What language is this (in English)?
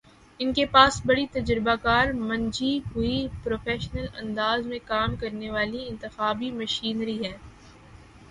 Urdu